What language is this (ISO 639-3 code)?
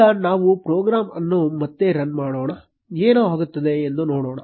kan